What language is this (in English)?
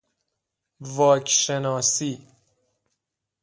Persian